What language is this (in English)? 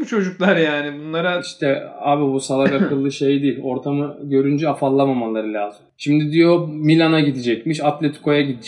Turkish